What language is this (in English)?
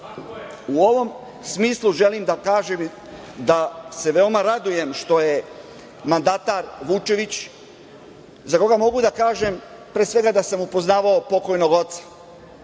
Serbian